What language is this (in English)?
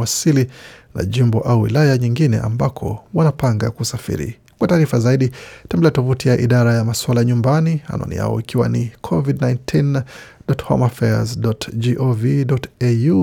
Swahili